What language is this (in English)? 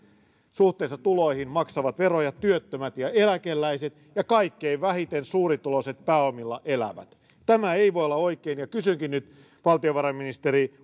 Finnish